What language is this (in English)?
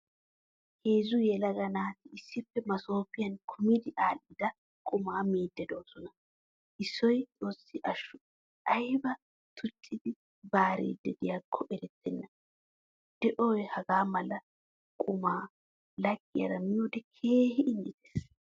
Wolaytta